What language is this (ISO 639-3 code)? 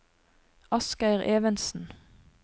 nor